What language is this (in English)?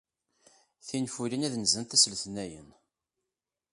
Kabyle